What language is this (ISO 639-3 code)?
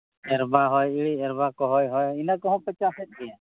sat